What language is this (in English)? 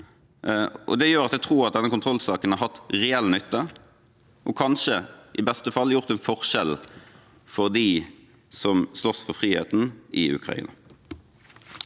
Norwegian